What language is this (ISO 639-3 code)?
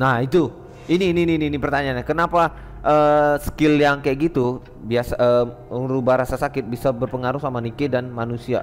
ind